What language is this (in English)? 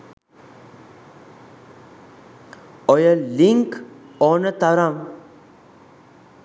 Sinhala